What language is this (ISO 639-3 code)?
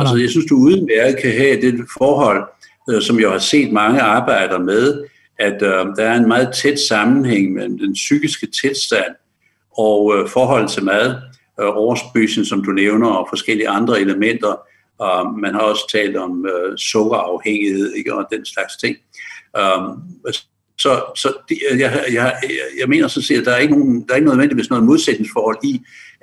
dan